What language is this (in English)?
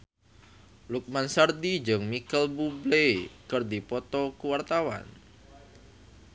Sundanese